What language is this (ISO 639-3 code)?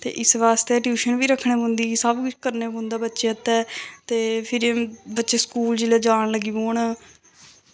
doi